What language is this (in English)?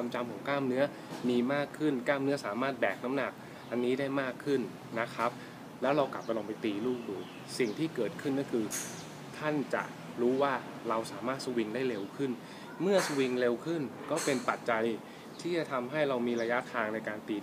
Thai